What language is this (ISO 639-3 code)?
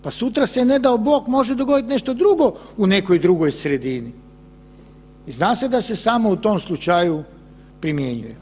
hrv